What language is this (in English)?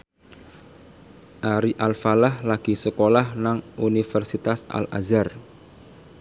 Javanese